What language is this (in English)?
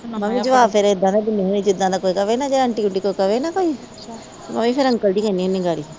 Punjabi